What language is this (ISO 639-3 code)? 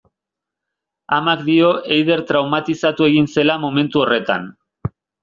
eus